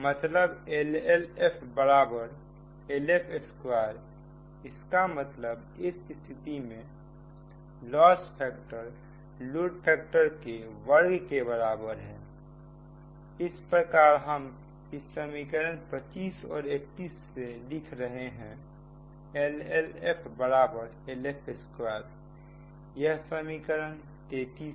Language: Hindi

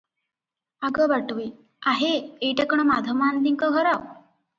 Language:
Odia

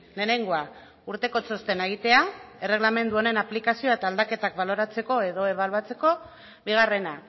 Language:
Basque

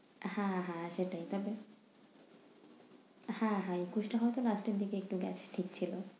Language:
Bangla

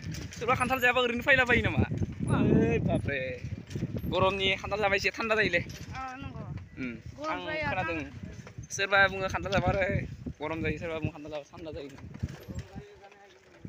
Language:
Indonesian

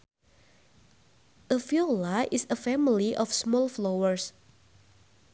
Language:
Sundanese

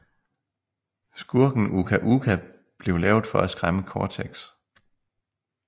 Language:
Danish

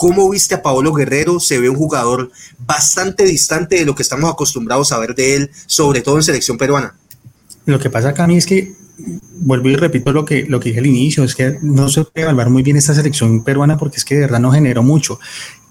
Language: Spanish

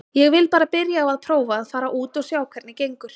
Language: Icelandic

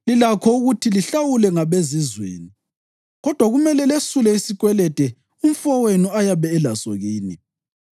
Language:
North Ndebele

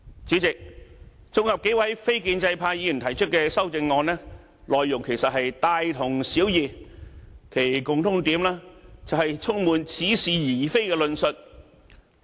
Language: Cantonese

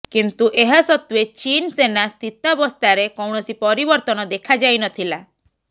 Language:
Odia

